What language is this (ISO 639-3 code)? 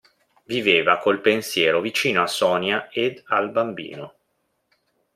ita